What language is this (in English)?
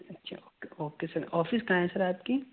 Urdu